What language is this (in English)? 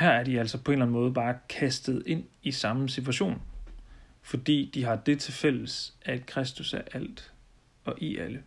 Danish